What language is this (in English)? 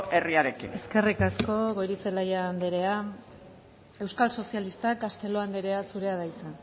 Basque